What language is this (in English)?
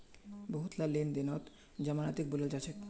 Magahi